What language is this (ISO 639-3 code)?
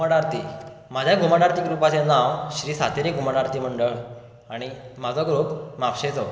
kok